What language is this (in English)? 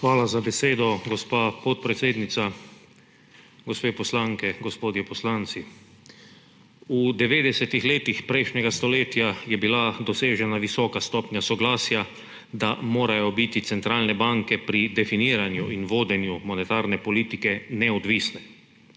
Slovenian